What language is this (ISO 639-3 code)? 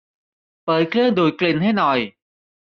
tha